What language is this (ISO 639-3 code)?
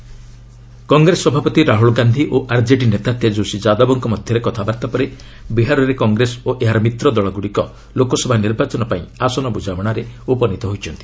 ori